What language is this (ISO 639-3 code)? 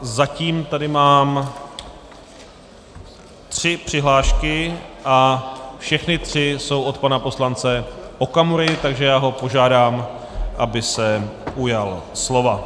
ces